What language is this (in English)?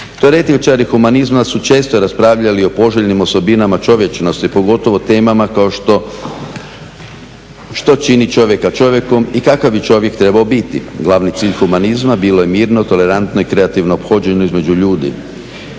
Croatian